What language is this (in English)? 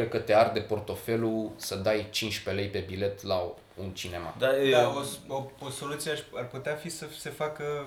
Romanian